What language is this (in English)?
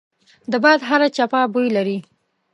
Pashto